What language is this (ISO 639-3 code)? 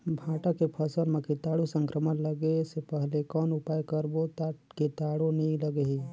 hne